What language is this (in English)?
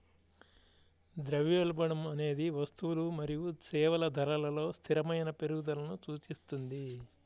Telugu